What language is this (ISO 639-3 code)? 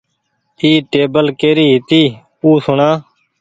gig